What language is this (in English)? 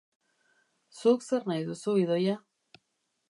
Basque